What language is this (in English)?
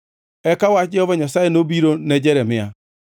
Luo (Kenya and Tanzania)